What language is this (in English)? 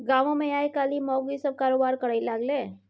Maithili